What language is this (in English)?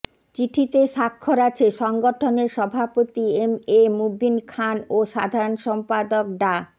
Bangla